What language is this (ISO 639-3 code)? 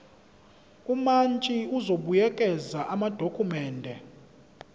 zul